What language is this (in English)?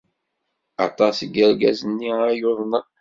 Kabyle